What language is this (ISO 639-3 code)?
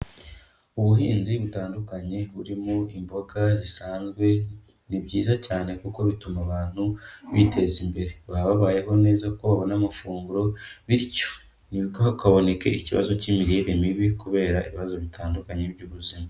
kin